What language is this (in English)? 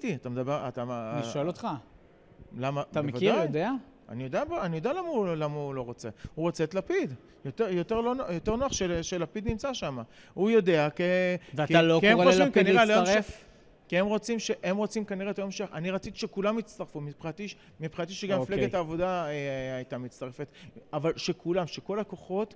Hebrew